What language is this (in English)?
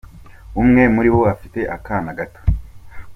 Kinyarwanda